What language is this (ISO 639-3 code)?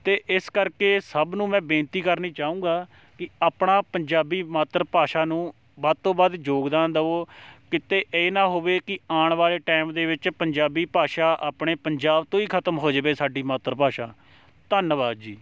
pan